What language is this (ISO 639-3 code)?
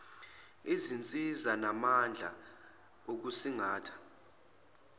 zul